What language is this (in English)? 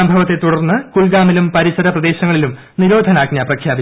Malayalam